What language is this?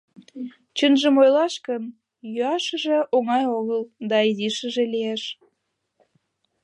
Mari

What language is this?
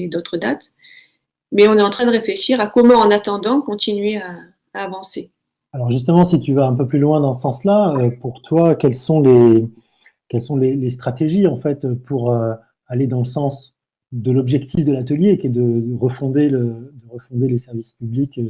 French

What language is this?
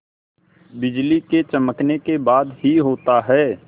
Hindi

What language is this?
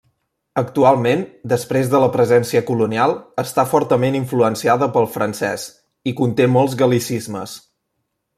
Catalan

